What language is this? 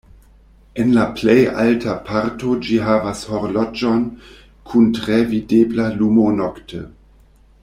Esperanto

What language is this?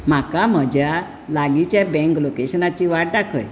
Konkani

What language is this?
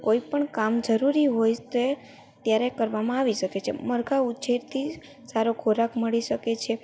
Gujarati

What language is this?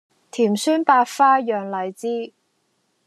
Cantonese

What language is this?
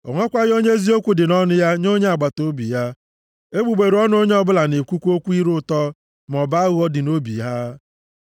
Igbo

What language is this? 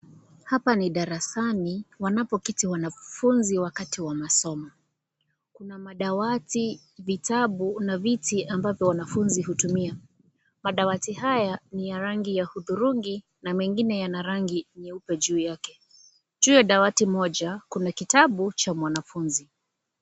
Swahili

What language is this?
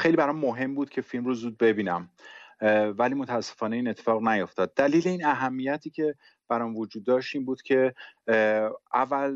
Persian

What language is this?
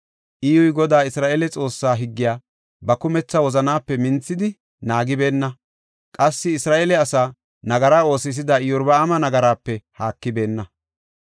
Gofa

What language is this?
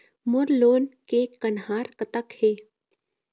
Chhattisgarhi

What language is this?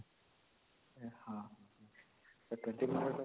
Odia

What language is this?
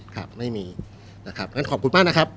Thai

